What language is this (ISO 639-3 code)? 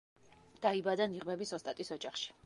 kat